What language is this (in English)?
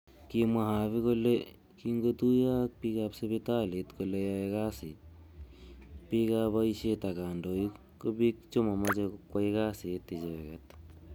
Kalenjin